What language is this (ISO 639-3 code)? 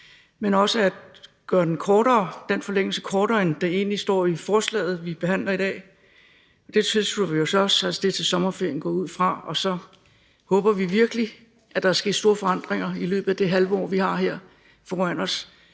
dan